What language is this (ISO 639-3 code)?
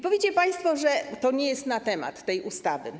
pol